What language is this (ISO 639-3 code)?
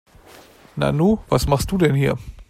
deu